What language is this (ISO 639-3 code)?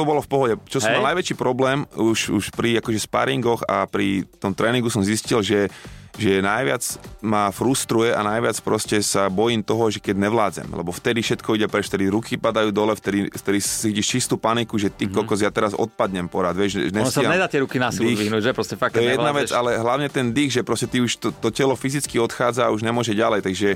slk